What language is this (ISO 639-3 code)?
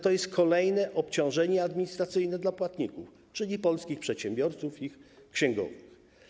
pol